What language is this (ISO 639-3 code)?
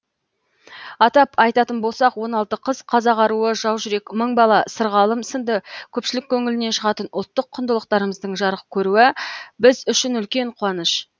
kaz